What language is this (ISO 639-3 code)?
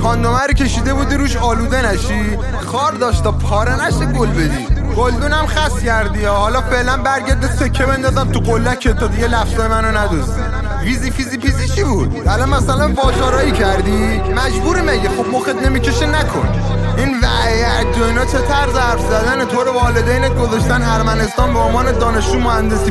fas